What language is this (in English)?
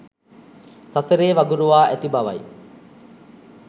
Sinhala